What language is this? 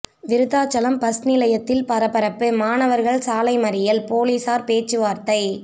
Tamil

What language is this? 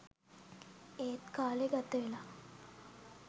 Sinhala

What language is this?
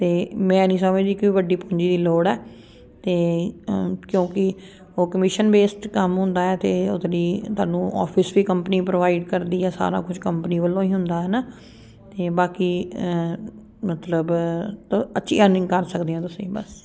Punjabi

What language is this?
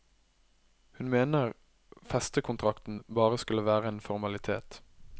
Norwegian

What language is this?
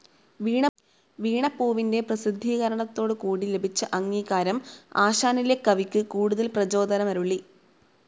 Malayalam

